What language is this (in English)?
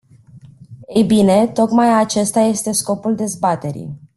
Romanian